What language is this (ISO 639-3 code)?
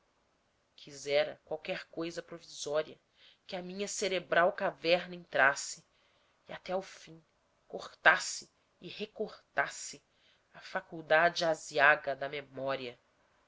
por